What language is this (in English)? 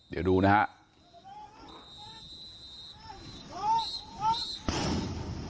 Thai